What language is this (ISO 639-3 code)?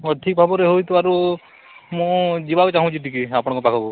ori